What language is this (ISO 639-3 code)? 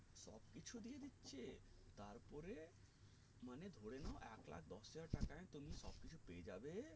ben